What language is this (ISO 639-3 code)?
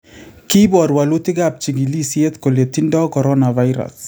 kln